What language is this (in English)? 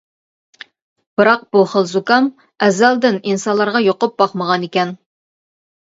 Uyghur